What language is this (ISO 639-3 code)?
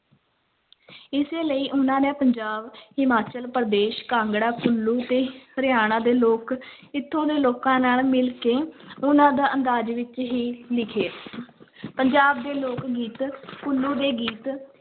pan